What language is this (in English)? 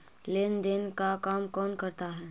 Magahi